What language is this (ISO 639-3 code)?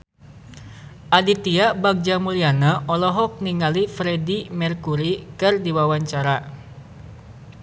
sun